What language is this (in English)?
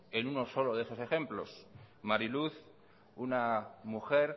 Spanish